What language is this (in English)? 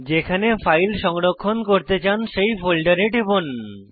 Bangla